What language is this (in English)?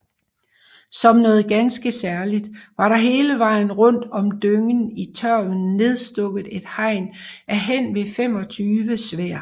Danish